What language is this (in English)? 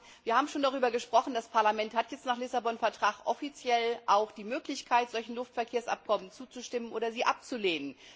German